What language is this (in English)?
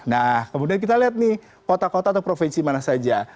Indonesian